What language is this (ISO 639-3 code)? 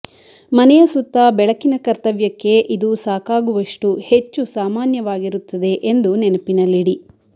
kan